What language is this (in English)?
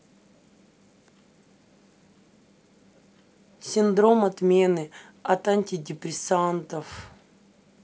Russian